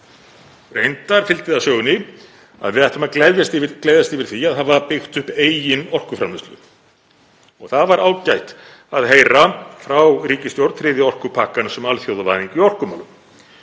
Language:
Icelandic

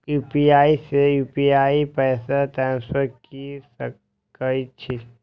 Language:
Maithili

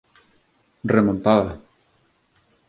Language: Galician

